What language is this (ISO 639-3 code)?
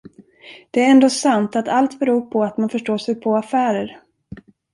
swe